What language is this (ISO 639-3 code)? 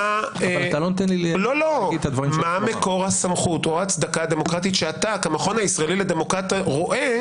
heb